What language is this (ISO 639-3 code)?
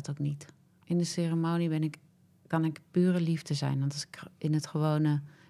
nld